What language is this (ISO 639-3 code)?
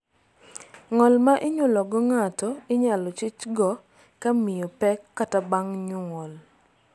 luo